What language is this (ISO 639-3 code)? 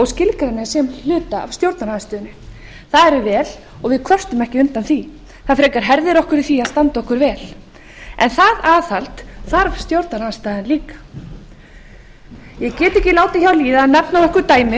isl